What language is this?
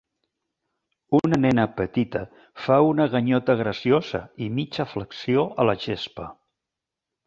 Catalan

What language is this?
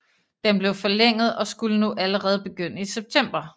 Danish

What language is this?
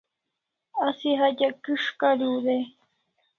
Kalasha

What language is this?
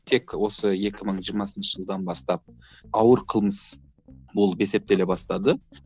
Kazakh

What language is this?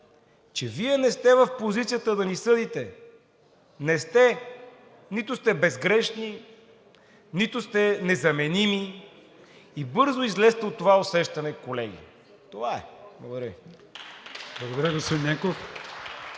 Bulgarian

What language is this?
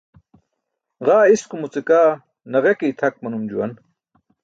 Burushaski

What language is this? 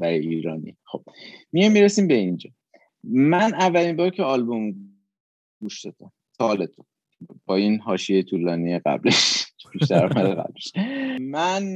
Persian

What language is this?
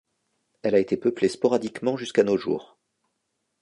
French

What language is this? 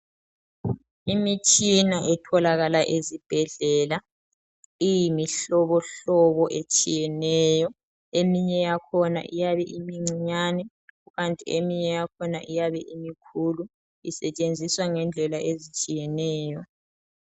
North Ndebele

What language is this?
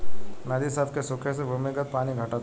Bhojpuri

